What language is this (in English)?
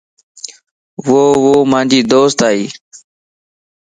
Lasi